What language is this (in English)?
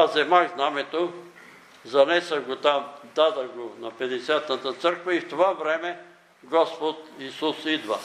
Bulgarian